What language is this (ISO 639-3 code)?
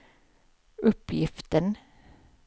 swe